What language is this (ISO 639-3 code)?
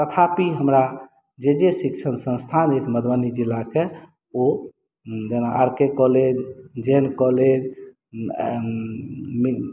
mai